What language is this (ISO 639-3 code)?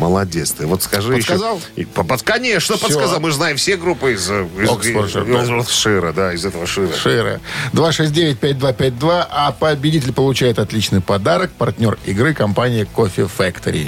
rus